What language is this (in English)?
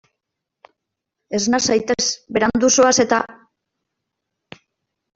Basque